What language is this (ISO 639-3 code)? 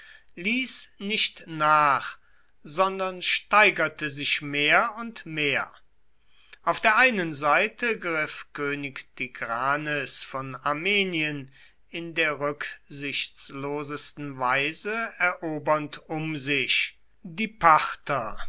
deu